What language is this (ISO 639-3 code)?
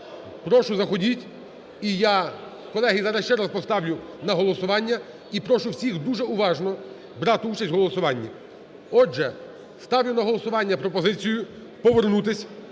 ukr